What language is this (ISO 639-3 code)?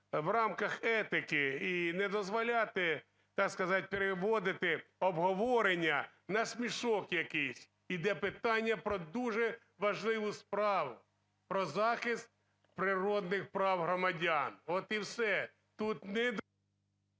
ukr